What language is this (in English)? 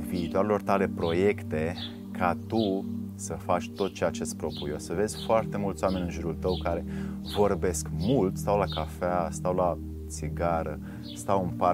Romanian